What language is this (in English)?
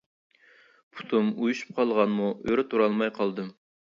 Uyghur